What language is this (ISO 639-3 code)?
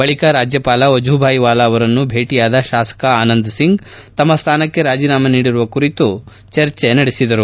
kan